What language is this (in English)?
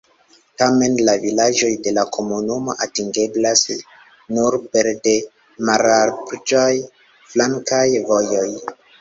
Esperanto